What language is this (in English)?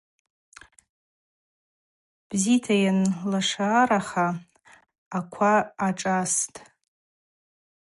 Abaza